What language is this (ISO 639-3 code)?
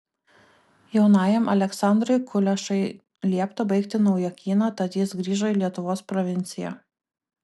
lit